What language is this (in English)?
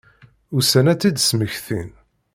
Kabyle